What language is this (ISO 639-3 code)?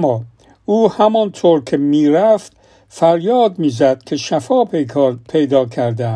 fas